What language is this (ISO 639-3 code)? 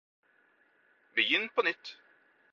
nob